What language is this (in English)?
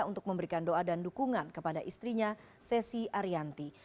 Indonesian